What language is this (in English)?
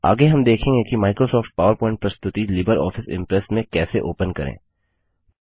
Hindi